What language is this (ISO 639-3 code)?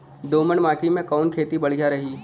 bho